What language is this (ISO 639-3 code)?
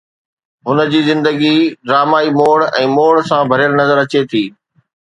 snd